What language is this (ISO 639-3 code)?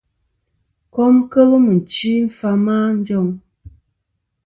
bkm